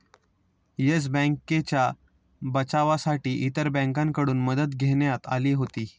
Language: Marathi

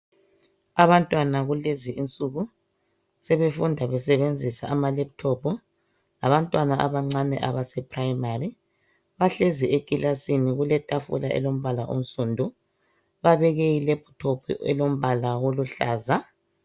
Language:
North Ndebele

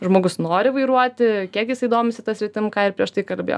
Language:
Lithuanian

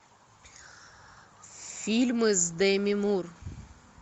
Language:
Russian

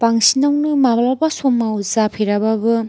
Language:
Bodo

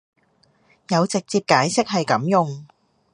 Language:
Cantonese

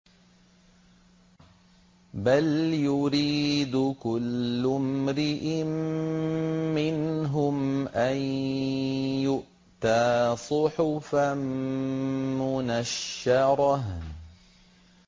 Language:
Arabic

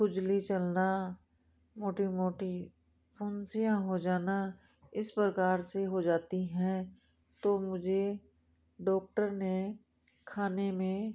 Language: Hindi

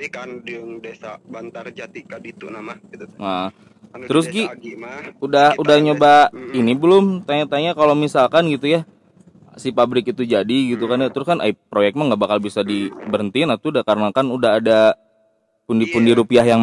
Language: Indonesian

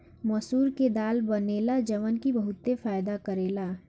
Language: Bhojpuri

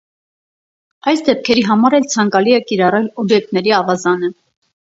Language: Armenian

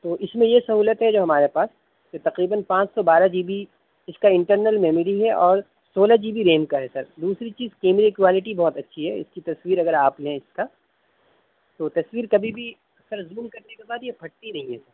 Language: Urdu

